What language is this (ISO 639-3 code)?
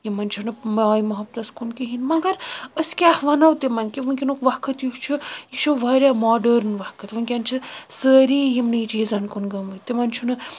kas